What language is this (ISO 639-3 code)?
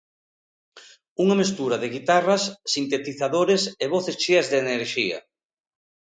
glg